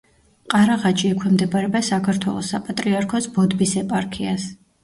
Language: Georgian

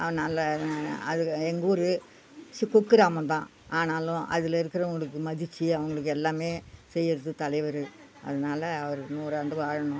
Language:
Tamil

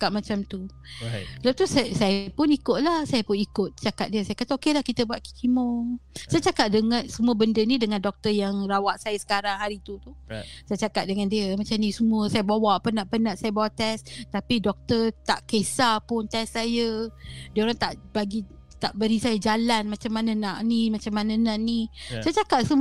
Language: Malay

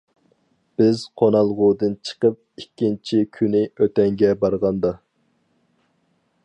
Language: Uyghur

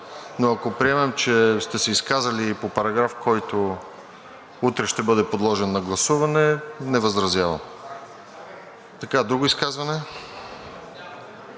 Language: Bulgarian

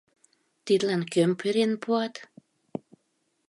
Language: Mari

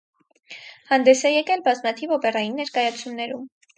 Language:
Armenian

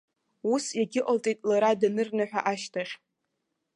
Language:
Abkhazian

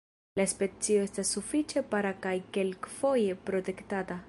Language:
Esperanto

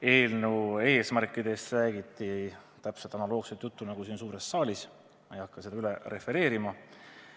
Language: Estonian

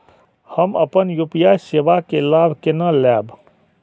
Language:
Maithili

